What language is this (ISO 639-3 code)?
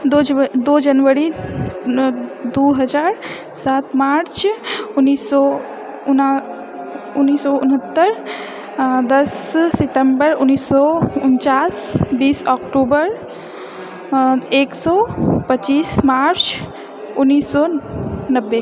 mai